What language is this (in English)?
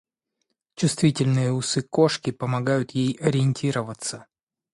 Russian